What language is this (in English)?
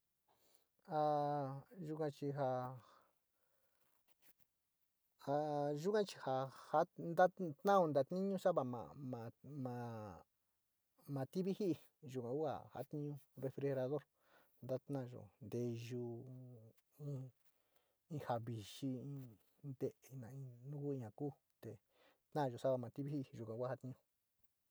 Sinicahua Mixtec